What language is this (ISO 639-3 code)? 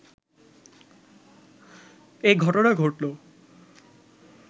ben